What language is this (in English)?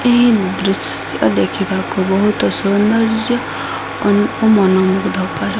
Odia